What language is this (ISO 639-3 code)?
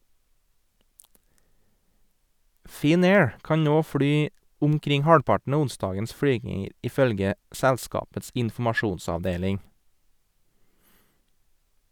nor